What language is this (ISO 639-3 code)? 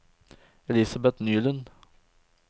nor